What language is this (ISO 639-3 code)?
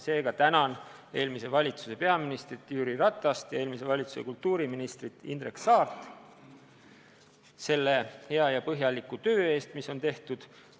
est